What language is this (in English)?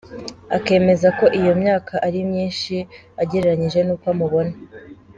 Kinyarwanda